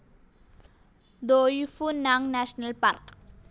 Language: Malayalam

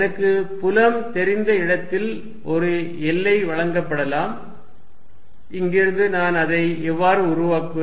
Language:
Tamil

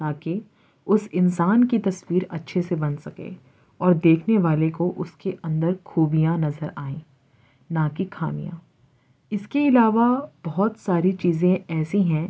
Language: Urdu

